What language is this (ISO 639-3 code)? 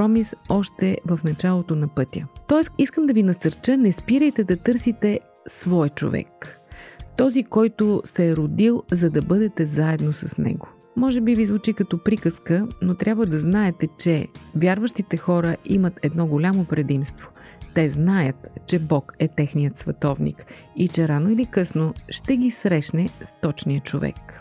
bul